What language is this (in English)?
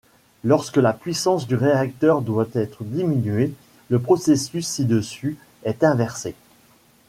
French